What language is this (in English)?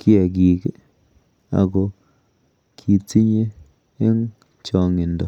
Kalenjin